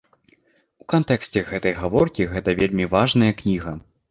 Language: Belarusian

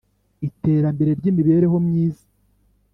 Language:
Kinyarwanda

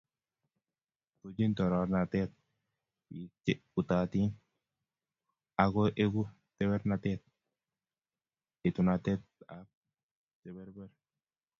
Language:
Kalenjin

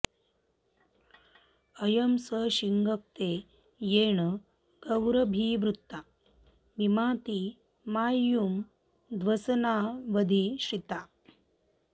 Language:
Sanskrit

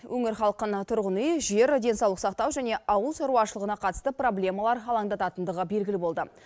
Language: Kazakh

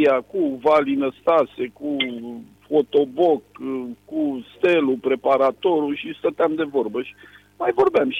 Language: Romanian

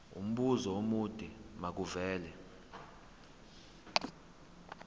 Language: Zulu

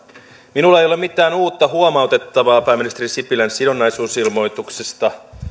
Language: Finnish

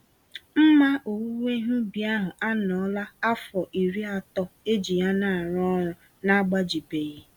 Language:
Igbo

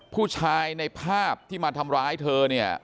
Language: Thai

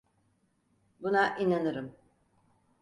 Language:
Turkish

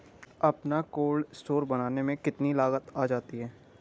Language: Hindi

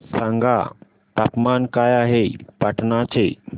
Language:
Marathi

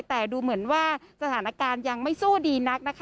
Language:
Thai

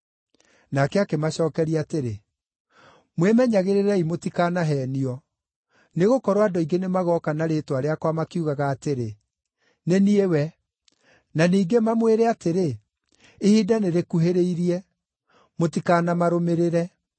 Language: Kikuyu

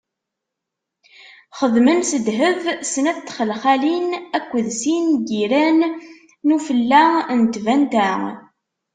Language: Kabyle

